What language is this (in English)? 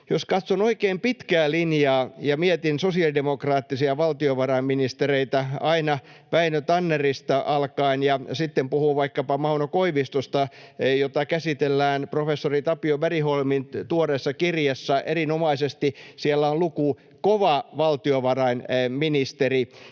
Finnish